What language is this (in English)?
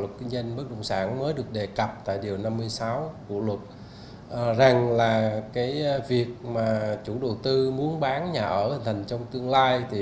Vietnamese